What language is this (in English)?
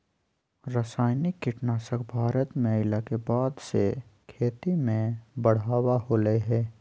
Magahi